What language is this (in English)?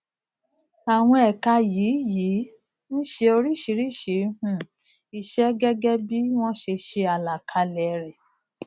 Yoruba